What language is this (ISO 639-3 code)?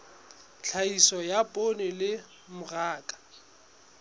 sot